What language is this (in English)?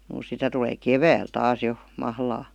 Finnish